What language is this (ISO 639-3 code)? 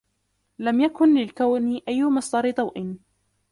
ara